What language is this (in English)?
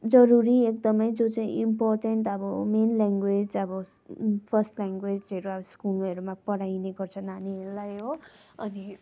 Nepali